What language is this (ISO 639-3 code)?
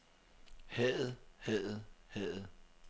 dan